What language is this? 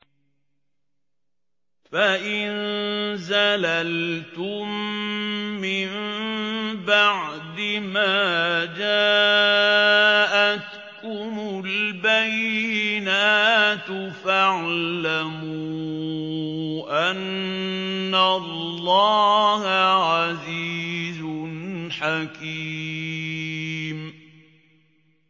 Arabic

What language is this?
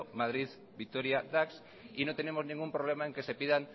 Spanish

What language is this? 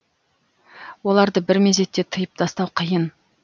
Kazakh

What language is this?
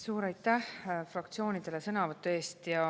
Estonian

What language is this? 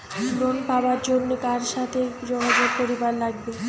Bangla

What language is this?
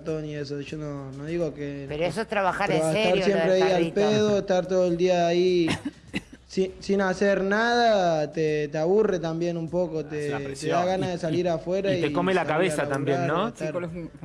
Spanish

